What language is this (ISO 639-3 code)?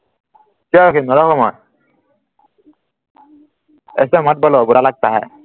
asm